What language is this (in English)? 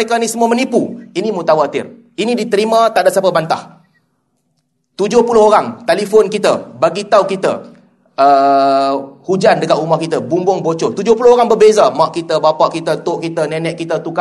Malay